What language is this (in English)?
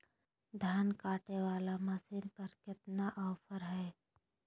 Magahi